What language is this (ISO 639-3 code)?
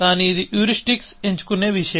tel